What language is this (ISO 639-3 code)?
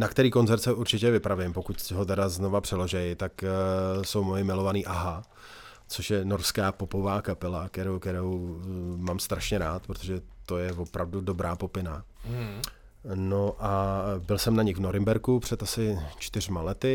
ces